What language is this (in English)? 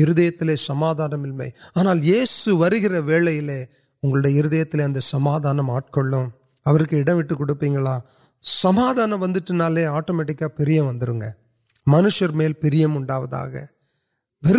Urdu